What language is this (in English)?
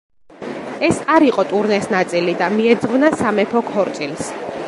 Georgian